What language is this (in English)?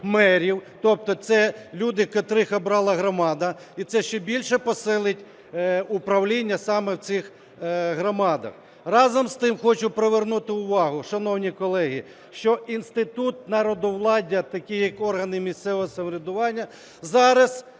Ukrainian